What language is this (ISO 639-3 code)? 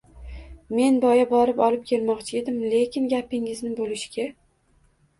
uzb